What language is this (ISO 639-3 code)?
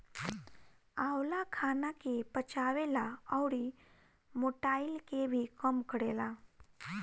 bho